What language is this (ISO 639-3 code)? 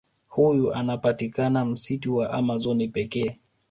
swa